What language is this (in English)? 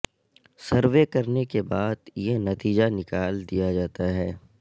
Urdu